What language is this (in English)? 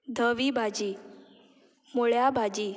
Konkani